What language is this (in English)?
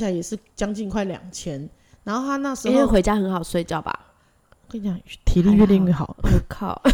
Chinese